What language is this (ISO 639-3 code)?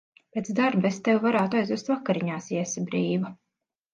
lav